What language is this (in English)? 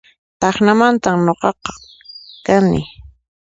Puno Quechua